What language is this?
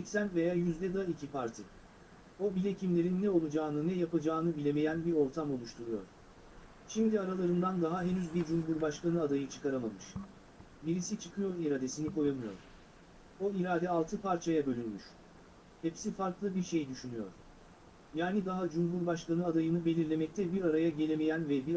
Turkish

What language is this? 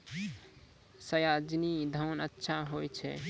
Maithili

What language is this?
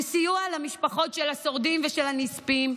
Hebrew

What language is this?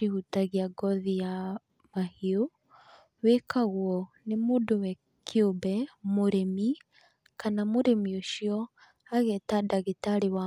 Kikuyu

